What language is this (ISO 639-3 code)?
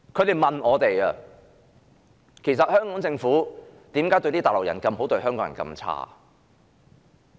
yue